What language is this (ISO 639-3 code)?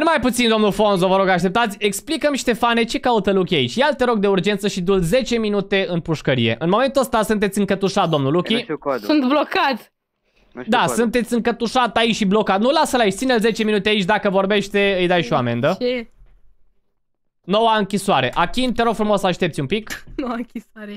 ron